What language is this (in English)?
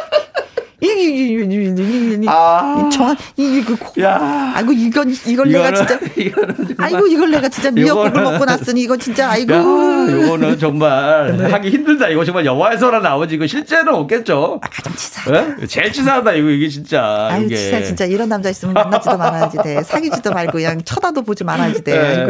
Korean